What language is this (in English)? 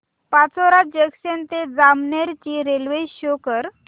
Marathi